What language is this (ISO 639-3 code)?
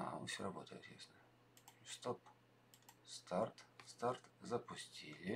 rus